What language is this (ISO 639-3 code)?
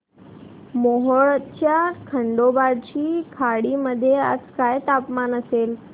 mar